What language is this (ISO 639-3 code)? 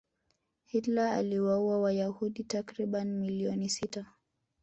swa